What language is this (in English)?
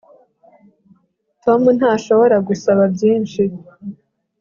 Kinyarwanda